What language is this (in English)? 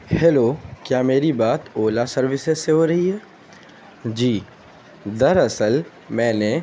Urdu